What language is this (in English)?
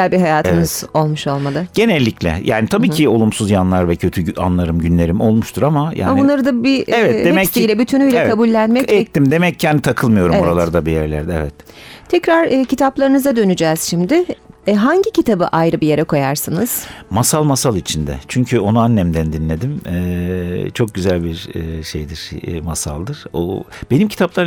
Turkish